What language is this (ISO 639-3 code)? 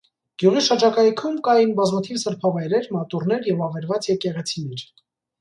hye